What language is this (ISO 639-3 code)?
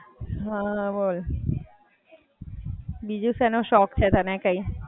guj